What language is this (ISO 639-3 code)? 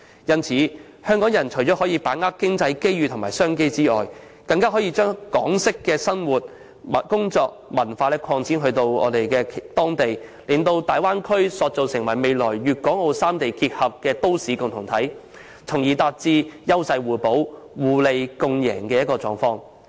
yue